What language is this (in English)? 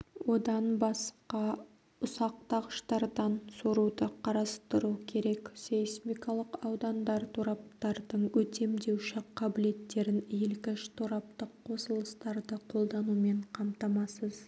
Kazakh